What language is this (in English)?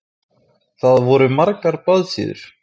Icelandic